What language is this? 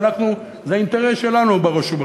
Hebrew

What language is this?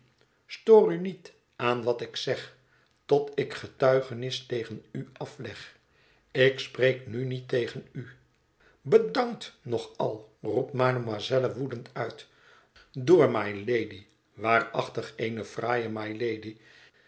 Dutch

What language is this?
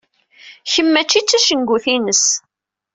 Kabyle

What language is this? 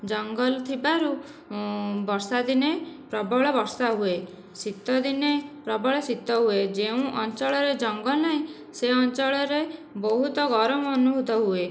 Odia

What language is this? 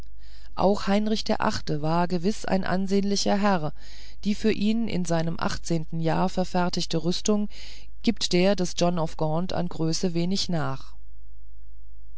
German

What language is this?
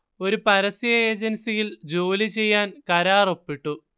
Malayalam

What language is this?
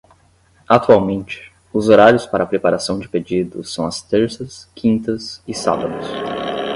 Portuguese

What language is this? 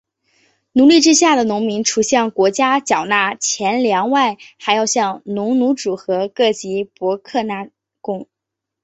Chinese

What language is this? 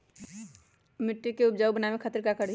Magahi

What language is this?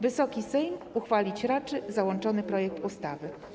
Polish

